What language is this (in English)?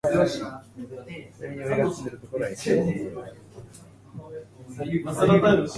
Japanese